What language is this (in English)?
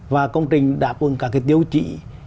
Vietnamese